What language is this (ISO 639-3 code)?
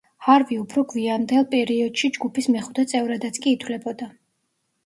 kat